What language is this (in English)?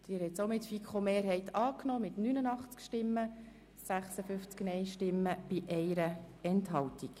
Swiss German